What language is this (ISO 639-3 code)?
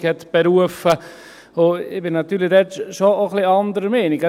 gsw